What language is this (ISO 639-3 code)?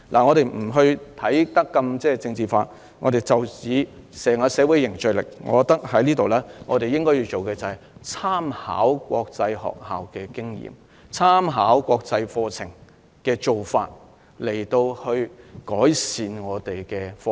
yue